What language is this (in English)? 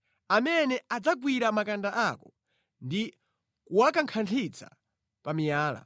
Nyanja